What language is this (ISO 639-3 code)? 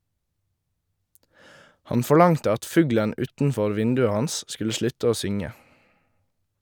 nor